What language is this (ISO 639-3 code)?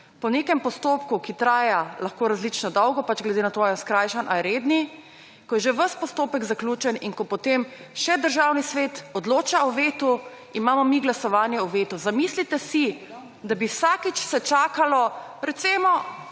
slv